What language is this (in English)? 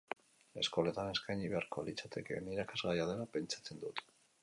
Basque